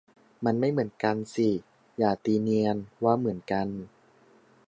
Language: Thai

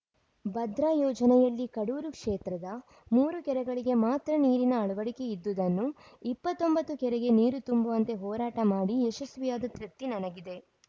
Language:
Kannada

